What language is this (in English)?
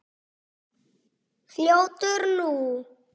Icelandic